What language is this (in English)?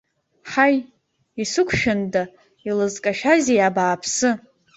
Abkhazian